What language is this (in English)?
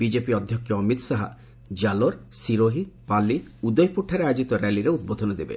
Odia